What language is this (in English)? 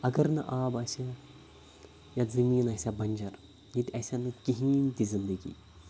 Kashmiri